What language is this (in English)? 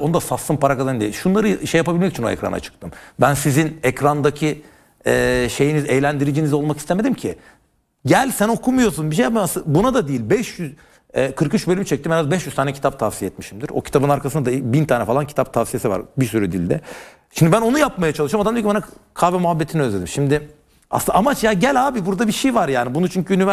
Turkish